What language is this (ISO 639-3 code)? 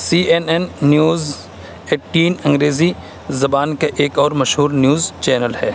urd